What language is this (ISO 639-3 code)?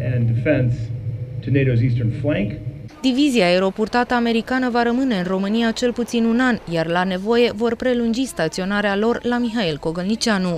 ron